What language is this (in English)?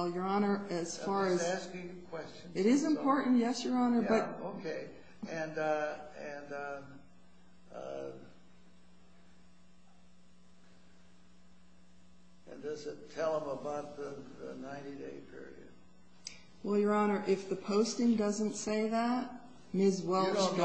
English